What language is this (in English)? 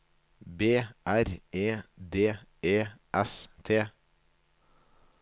Norwegian